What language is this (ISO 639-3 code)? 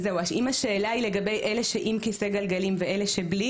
heb